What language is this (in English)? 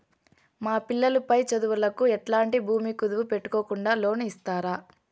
Telugu